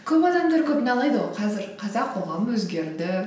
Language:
Kazakh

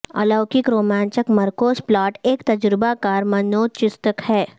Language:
Urdu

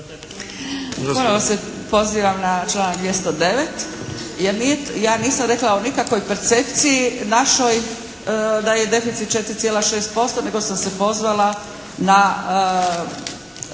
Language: Croatian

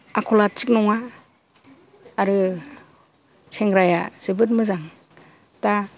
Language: Bodo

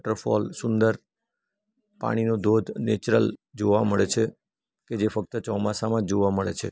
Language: Gujarati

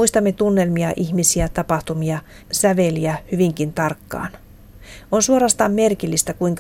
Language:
Finnish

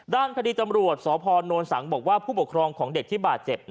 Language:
Thai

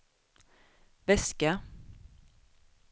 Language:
Swedish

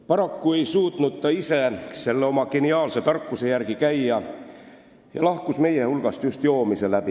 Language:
Estonian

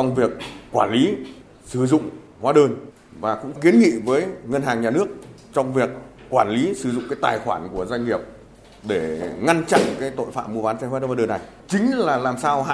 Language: Vietnamese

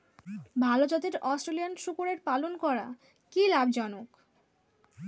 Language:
Bangla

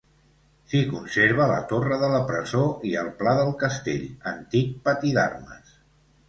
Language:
Catalan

